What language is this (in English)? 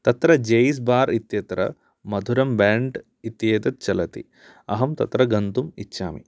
Sanskrit